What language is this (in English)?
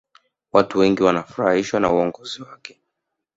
Swahili